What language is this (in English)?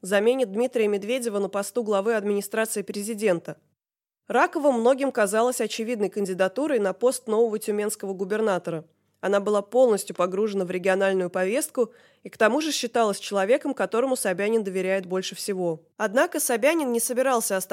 Russian